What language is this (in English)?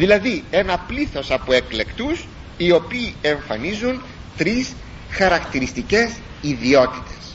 Greek